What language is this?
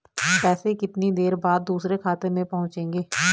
Hindi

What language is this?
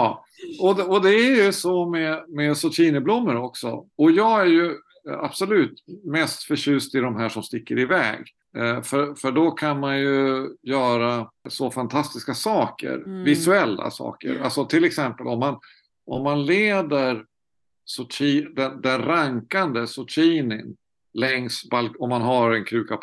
Swedish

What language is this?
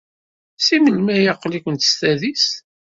Kabyle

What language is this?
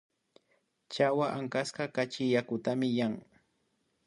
Imbabura Highland Quichua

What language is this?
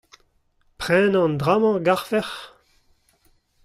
Breton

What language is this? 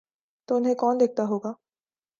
Urdu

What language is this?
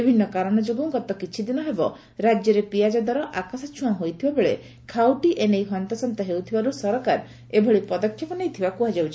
Odia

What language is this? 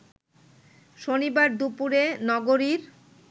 Bangla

